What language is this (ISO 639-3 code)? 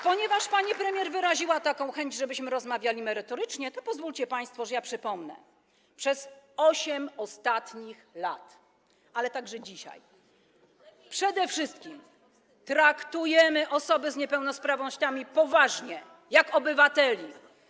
pol